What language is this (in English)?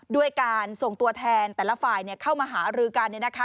Thai